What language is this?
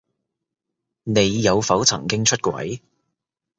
Cantonese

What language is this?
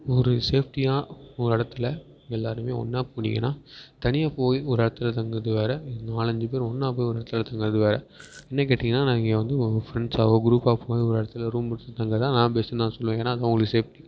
Tamil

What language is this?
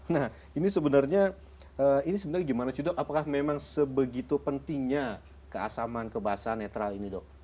Indonesian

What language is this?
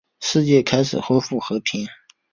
Chinese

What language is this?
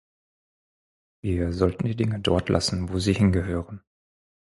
German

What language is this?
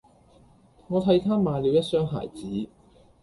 Cantonese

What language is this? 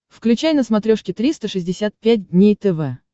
Russian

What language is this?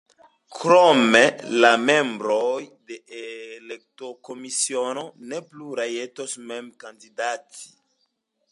Esperanto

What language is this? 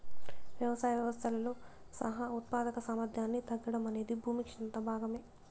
Telugu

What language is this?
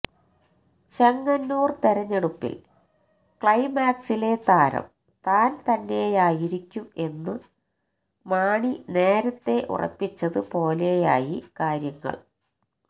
Malayalam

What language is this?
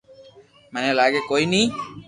Loarki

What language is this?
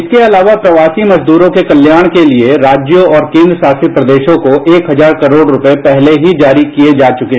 Hindi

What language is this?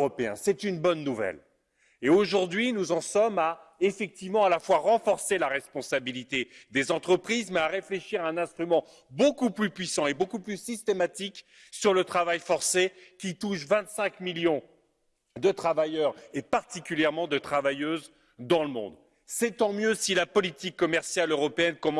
French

